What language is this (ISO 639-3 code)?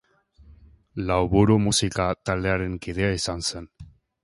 eus